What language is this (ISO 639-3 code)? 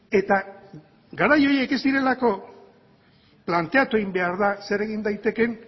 eus